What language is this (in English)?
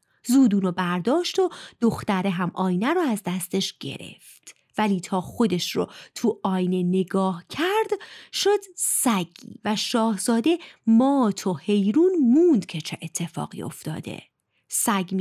Persian